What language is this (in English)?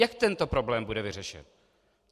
Czech